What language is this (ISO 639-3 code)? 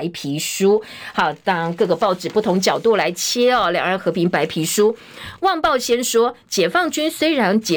zho